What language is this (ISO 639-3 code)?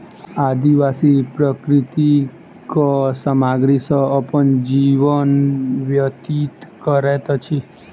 mai